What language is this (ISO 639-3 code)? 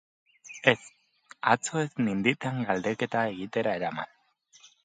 eus